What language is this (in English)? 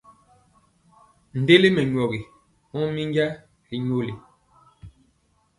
Mpiemo